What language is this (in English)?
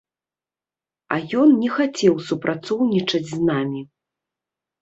Belarusian